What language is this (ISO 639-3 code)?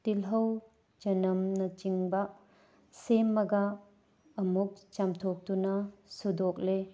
mni